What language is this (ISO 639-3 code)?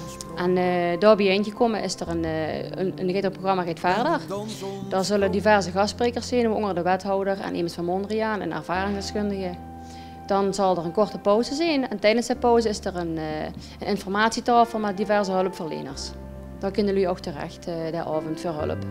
nld